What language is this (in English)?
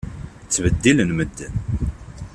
Kabyle